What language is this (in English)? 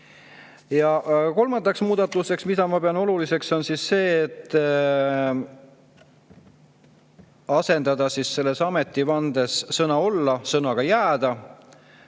Estonian